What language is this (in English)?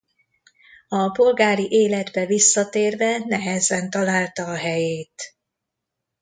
Hungarian